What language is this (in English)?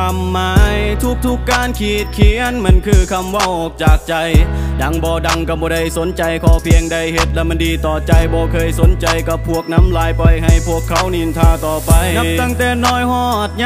Thai